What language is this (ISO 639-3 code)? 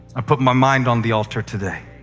eng